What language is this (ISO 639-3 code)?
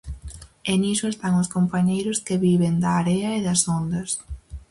glg